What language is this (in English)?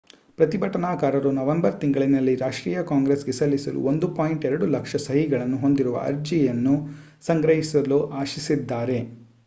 Kannada